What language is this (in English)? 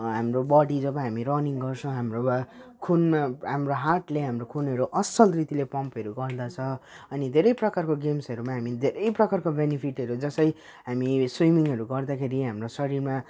Nepali